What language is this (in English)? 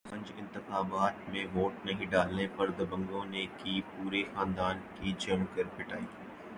Urdu